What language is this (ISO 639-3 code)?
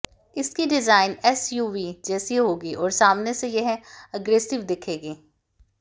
hin